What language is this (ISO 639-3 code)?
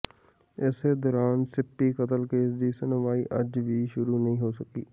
pan